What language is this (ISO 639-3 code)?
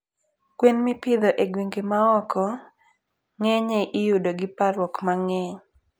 luo